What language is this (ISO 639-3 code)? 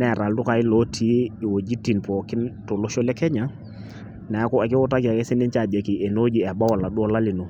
mas